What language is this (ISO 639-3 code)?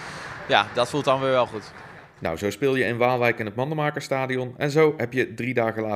nld